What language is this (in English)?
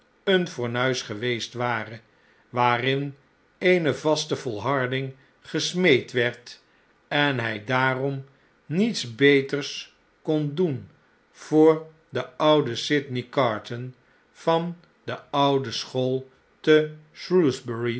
Dutch